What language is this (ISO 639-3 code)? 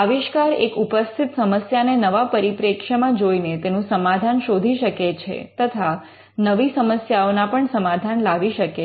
guj